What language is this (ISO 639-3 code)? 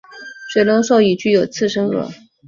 zho